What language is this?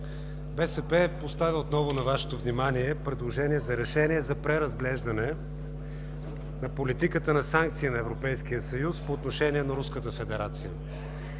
Bulgarian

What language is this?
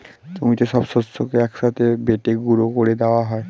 Bangla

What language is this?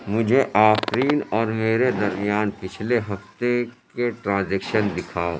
Urdu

